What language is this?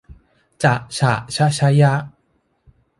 Thai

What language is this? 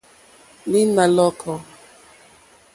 Mokpwe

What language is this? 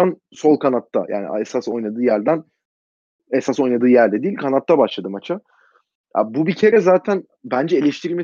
Turkish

